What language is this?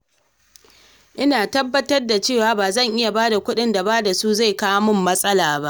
Hausa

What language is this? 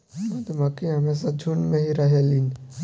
Bhojpuri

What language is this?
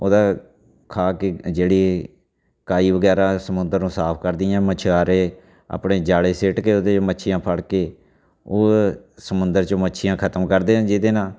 Punjabi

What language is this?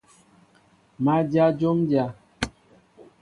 Mbo (Cameroon)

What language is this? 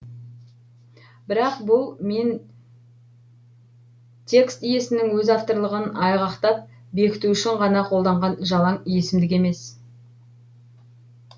Kazakh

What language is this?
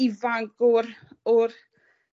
Welsh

